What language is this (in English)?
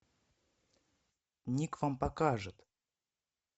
Russian